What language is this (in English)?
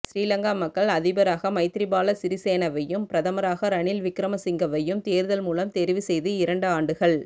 Tamil